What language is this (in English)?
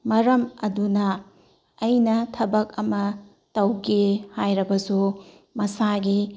Manipuri